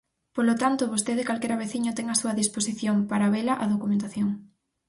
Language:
Galician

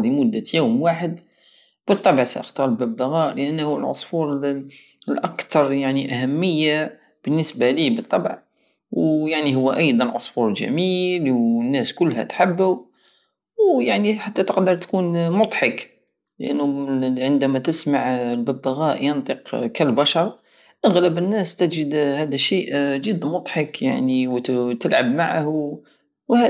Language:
Algerian Saharan Arabic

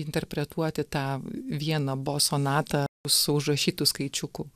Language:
Lithuanian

